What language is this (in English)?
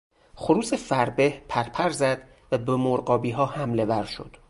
Persian